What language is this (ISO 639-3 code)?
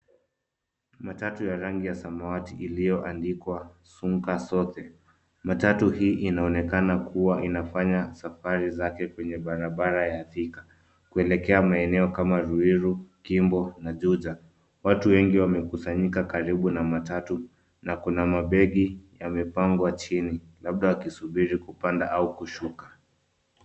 swa